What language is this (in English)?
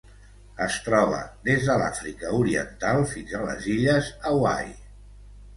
Catalan